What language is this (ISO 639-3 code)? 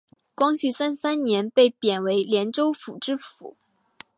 zho